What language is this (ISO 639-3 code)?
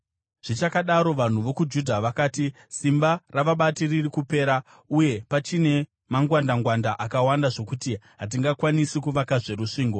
sna